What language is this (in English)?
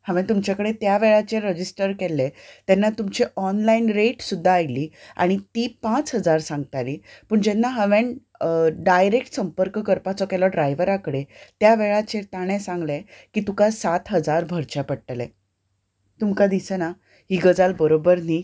Konkani